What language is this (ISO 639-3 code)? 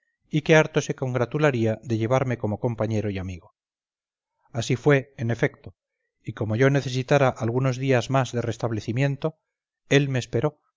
spa